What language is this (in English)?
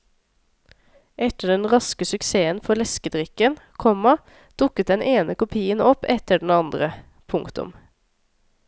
Norwegian